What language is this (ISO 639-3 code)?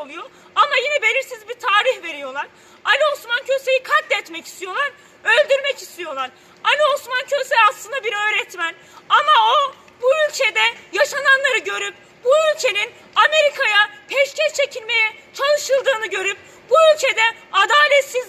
tur